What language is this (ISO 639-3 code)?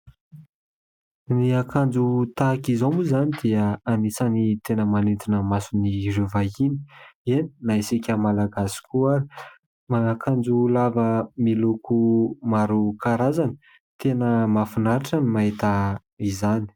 mlg